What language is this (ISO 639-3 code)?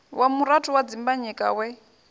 ven